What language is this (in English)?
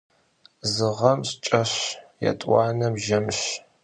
Kabardian